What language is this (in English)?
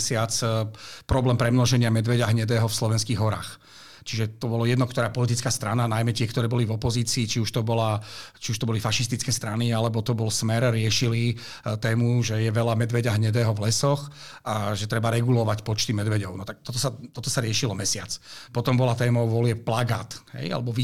Czech